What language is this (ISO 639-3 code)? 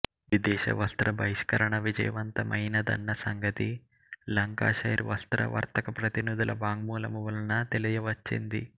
tel